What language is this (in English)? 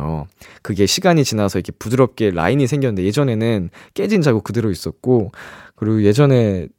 Korean